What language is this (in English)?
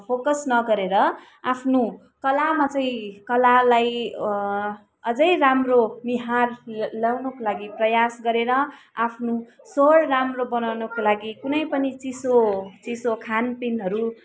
Nepali